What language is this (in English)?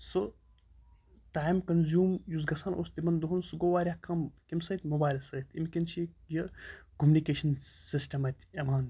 Kashmiri